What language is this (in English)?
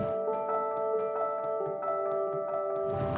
Indonesian